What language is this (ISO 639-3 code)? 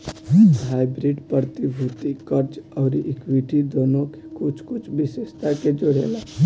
bho